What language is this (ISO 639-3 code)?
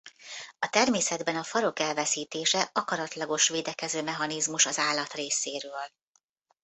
hun